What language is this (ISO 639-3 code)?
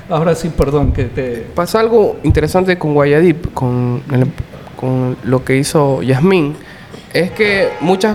spa